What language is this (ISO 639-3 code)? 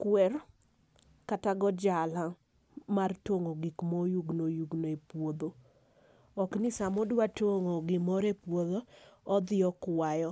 luo